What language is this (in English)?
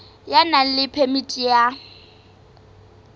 Southern Sotho